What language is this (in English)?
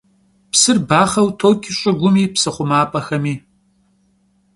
Kabardian